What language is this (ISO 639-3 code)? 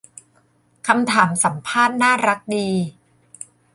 tha